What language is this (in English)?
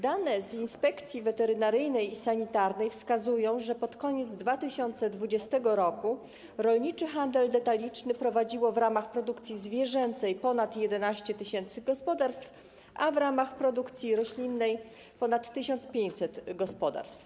Polish